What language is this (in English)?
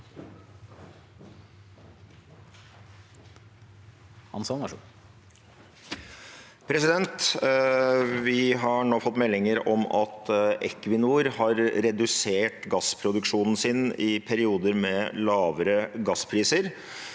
Norwegian